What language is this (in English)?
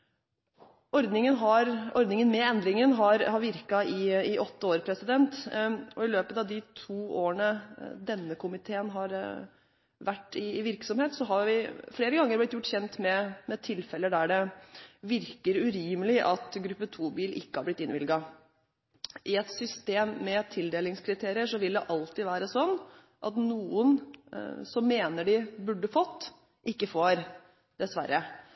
Norwegian Bokmål